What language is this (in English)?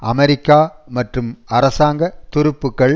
Tamil